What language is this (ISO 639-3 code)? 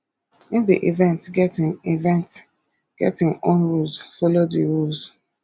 pcm